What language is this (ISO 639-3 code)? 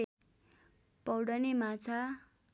nep